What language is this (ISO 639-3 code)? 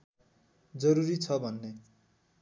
nep